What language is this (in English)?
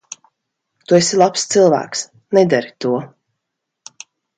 Latvian